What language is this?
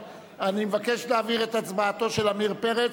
Hebrew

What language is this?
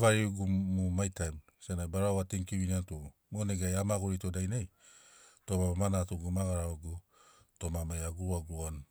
Sinaugoro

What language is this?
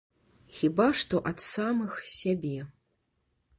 Belarusian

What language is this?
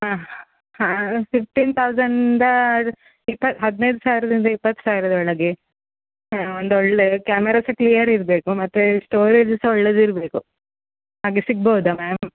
Kannada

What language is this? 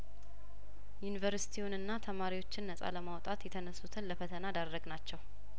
Amharic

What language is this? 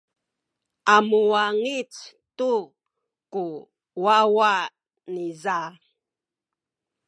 Sakizaya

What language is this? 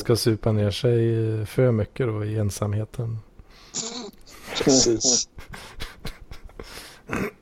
Swedish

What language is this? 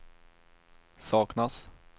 Swedish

